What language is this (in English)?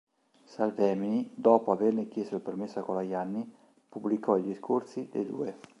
Italian